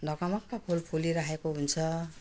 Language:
Nepali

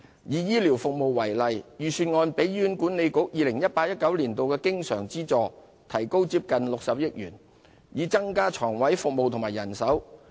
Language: Cantonese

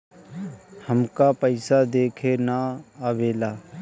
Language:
Bhojpuri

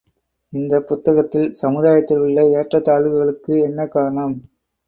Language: Tamil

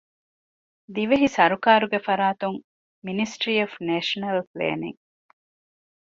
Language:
Divehi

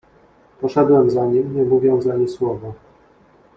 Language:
Polish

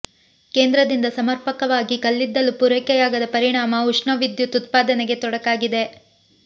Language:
Kannada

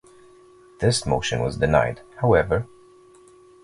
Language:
English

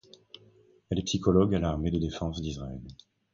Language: French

